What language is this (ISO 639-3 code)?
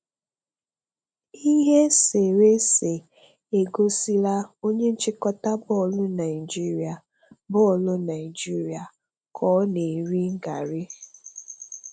ibo